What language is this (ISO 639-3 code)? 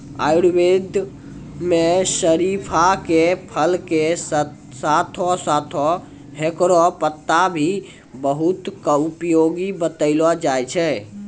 mai